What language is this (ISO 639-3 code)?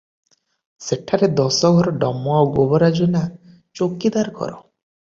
ori